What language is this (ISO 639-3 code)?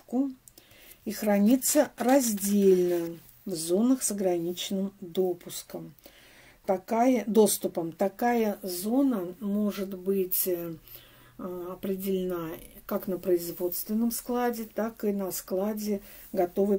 rus